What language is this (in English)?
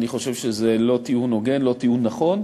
Hebrew